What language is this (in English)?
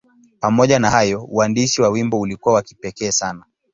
Swahili